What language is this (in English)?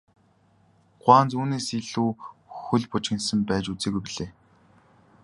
Mongolian